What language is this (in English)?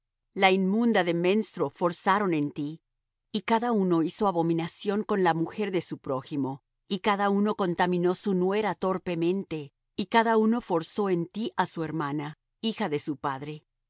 Spanish